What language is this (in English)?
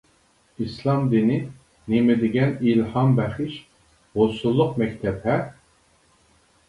Uyghur